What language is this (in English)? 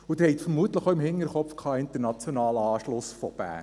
Swiss German